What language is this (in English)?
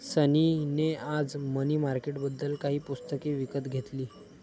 Marathi